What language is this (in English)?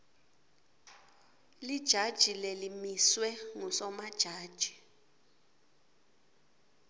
Swati